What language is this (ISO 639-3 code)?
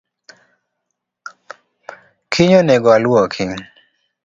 luo